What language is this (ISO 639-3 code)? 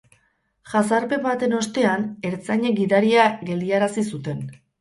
eus